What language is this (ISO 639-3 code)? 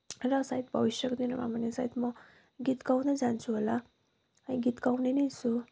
nep